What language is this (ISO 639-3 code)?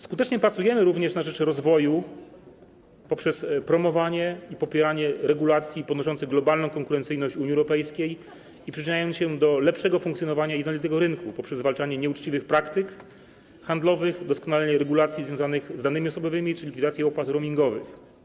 pol